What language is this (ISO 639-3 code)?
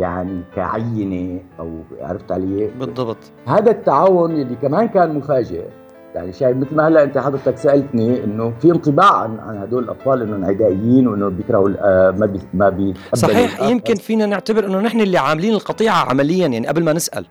ara